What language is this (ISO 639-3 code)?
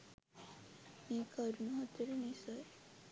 sin